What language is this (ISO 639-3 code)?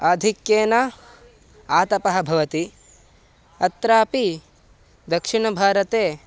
san